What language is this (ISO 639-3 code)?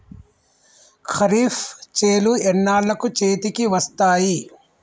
tel